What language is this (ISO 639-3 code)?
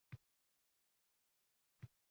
uzb